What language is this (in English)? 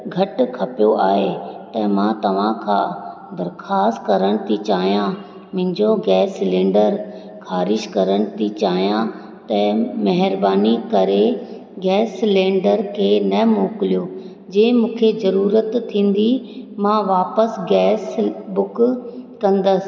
Sindhi